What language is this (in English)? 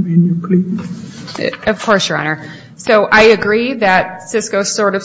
English